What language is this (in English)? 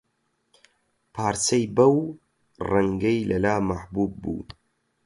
Central Kurdish